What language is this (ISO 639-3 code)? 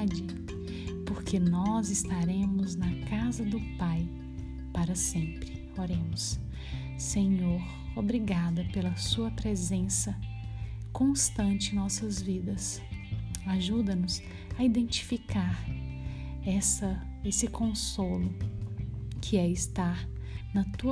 por